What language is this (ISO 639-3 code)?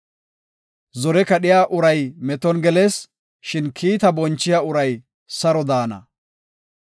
gof